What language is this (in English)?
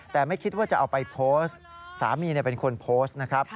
Thai